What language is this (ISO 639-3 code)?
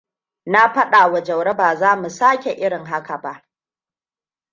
hau